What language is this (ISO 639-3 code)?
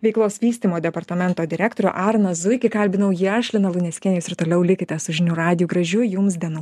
lit